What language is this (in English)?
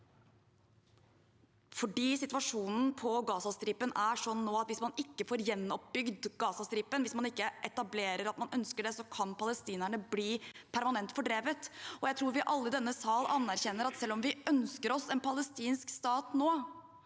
Norwegian